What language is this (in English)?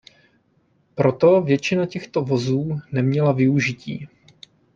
Czech